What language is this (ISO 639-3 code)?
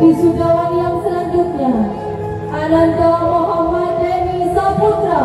msa